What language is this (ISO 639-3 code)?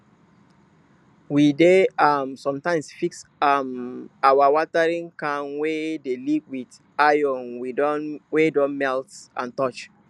pcm